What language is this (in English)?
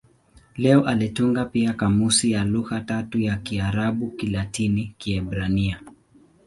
Swahili